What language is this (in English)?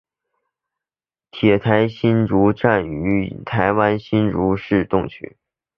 Chinese